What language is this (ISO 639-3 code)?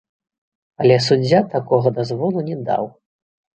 bel